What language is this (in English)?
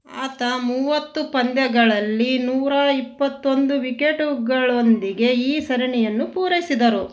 Kannada